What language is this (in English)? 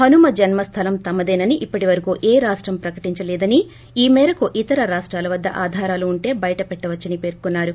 Telugu